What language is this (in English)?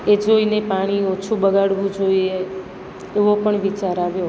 Gujarati